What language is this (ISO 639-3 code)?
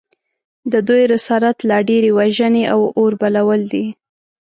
pus